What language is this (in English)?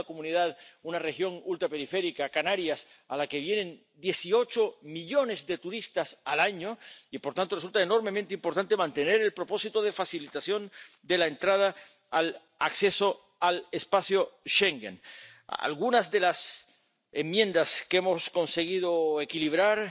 Spanish